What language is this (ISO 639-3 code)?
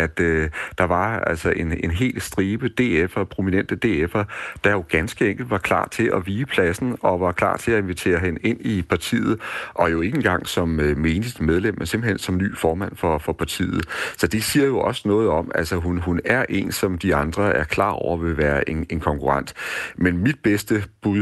dan